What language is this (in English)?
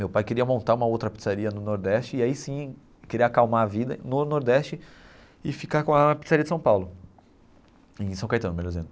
Portuguese